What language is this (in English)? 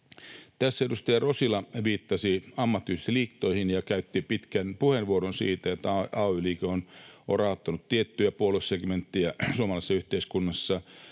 Finnish